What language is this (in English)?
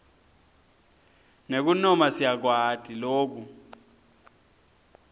Swati